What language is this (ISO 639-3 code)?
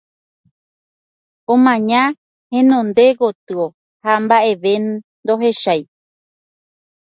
grn